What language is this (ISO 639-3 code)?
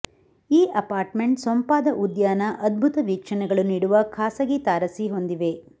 kan